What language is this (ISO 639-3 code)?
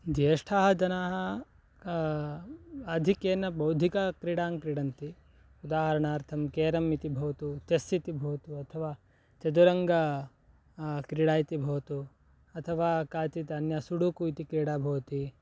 san